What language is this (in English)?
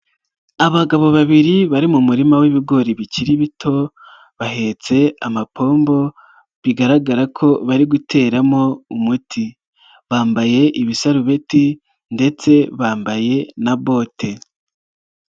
Kinyarwanda